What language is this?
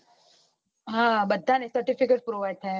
Gujarati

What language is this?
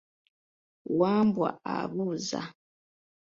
Ganda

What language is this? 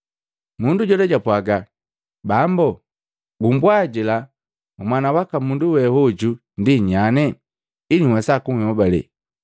Matengo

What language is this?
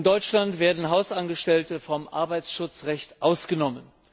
German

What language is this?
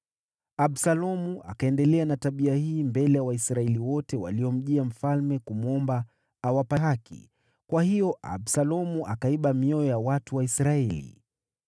Swahili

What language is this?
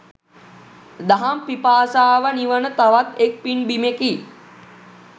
Sinhala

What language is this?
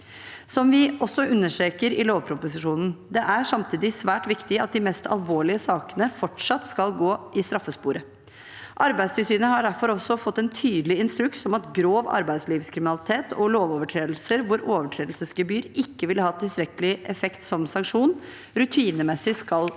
Norwegian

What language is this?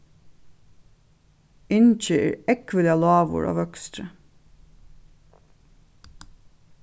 Faroese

